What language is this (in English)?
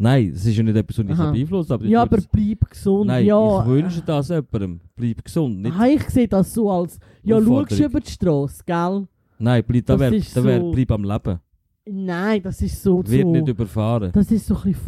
German